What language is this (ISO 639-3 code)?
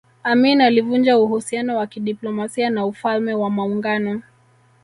swa